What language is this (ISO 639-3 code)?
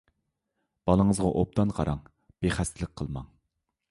uig